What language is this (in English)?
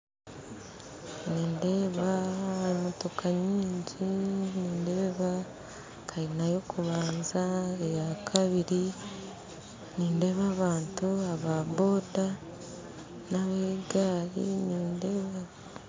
Nyankole